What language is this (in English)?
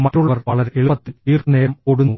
Malayalam